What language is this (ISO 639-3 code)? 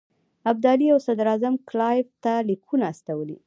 pus